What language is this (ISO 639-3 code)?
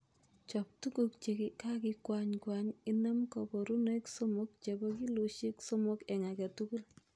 kln